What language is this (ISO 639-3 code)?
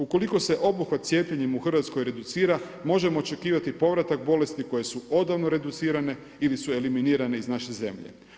hrv